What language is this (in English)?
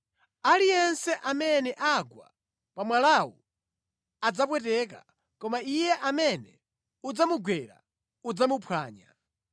Nyanja